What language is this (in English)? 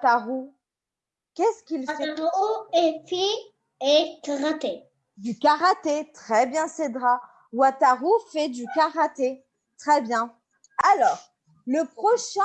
French